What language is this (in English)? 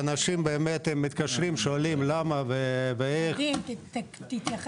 Hebrew